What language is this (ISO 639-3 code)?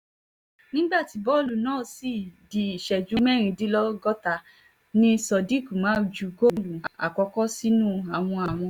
yor